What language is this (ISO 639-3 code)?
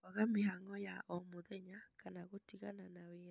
kik